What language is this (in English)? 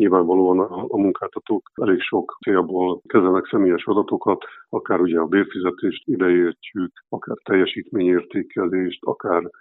Hungarian